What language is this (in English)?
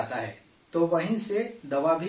Urdu